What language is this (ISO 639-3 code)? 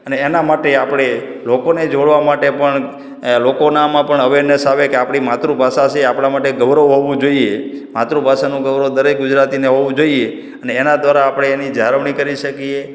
guj